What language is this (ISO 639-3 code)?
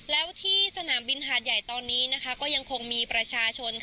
tha